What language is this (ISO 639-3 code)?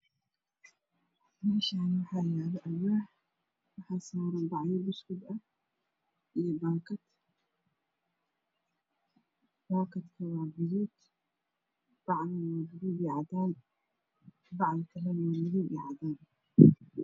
som